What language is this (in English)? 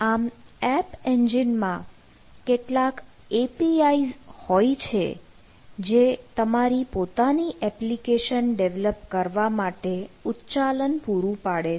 Gujarati